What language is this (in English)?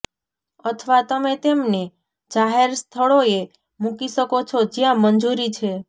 Gujarati